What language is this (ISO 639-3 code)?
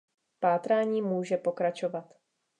ces